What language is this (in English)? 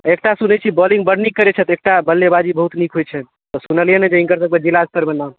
Maithili